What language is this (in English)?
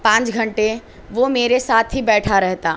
Urdu